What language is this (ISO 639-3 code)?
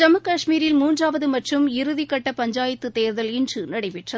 tam